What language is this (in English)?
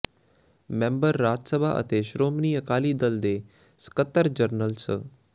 Punjabi